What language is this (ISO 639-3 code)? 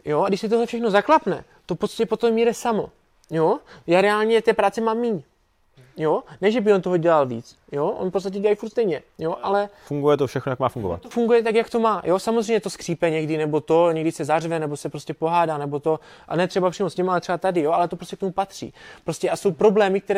ces